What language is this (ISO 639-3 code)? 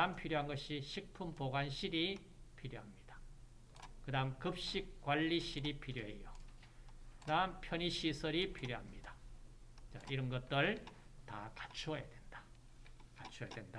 kor